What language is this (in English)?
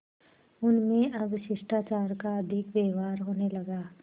Hindi